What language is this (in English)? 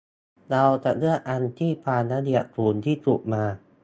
Thai